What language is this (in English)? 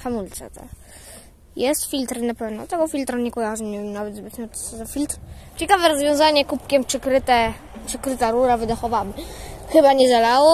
Polish